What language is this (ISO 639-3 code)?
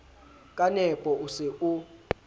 sot